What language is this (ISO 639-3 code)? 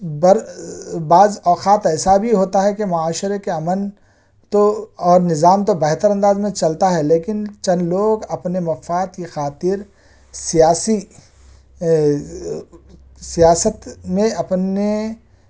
urd